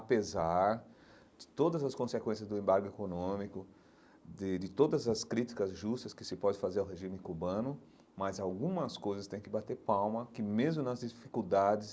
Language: Portuguese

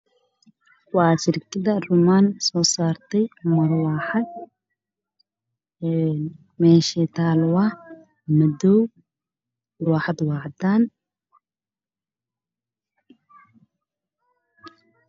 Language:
Somali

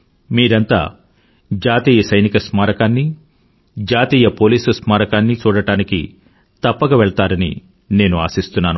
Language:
Telugu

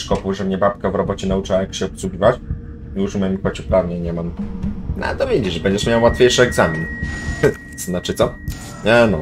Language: Polish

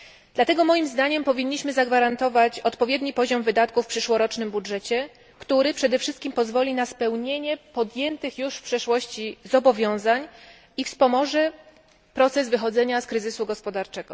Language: Polish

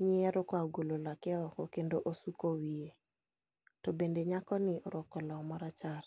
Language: Luo (Kenya and Tanzania)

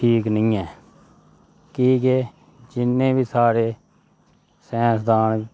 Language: Dogri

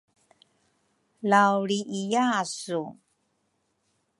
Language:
Rukai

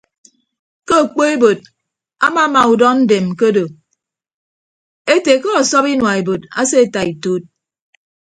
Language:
Ibibio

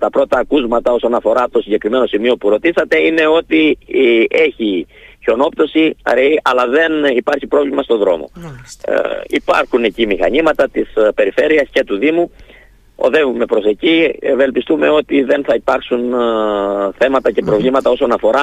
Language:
Greek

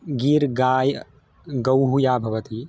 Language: Sanskrit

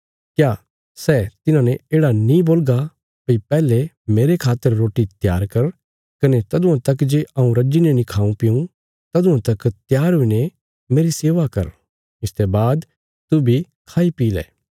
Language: Bilaspuri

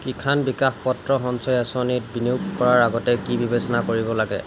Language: Assamese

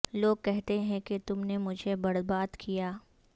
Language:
Urdu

